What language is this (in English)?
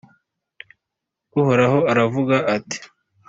Kinyarwanda